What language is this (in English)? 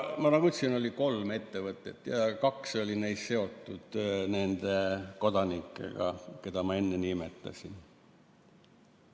Estonian